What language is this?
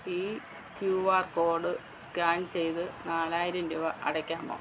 Malayalam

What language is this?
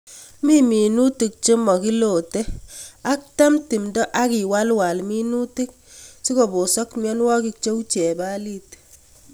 Kalenjin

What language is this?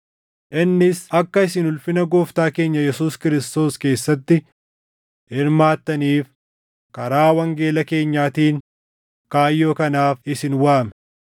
Oromo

